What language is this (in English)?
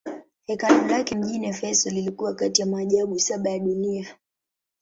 Swahili